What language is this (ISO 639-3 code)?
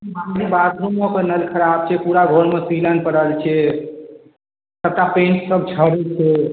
mai